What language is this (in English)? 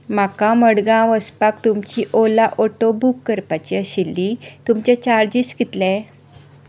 Konkani